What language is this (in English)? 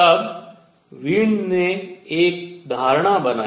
Hindi